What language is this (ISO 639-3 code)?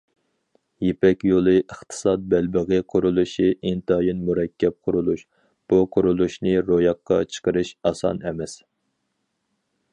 uig